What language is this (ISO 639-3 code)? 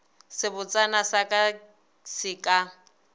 nso